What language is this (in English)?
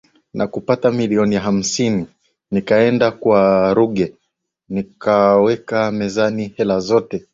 Swahili